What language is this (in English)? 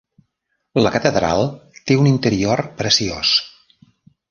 Catalan